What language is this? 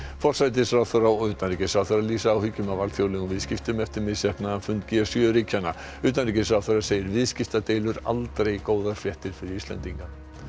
Icelandic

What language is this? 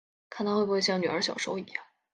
Chinese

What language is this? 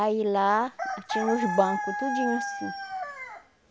Portuguese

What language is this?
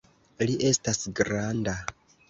Esperanto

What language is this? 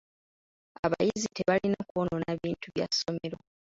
Ganda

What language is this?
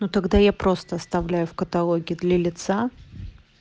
Russian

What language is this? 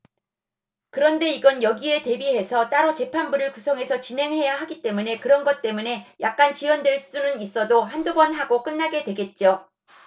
Korean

